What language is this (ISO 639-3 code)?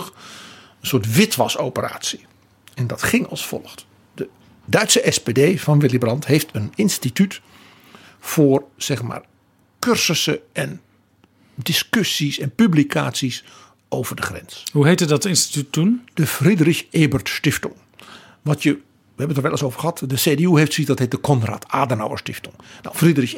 nld